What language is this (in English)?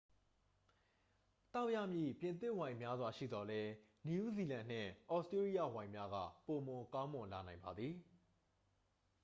Burmese